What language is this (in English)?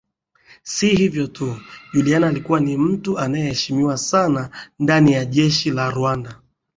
Swahili